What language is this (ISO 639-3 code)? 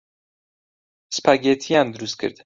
ckb